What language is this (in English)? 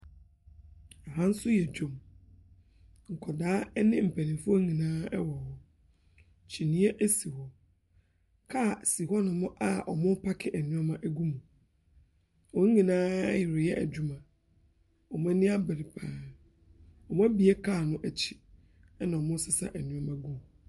Akan